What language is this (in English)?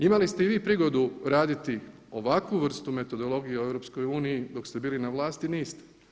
Croatian